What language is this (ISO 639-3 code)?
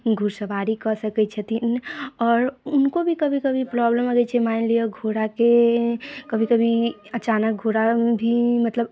mai